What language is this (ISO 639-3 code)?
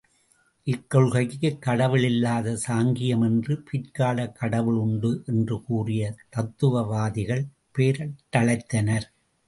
tam